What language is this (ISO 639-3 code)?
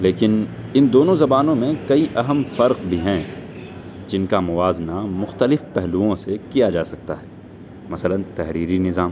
urd